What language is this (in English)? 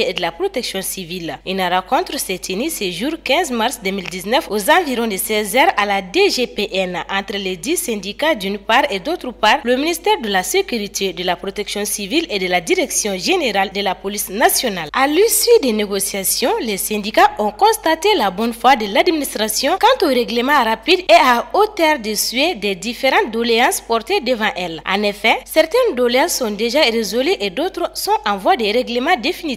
French